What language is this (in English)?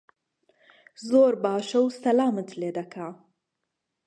Central Kurdish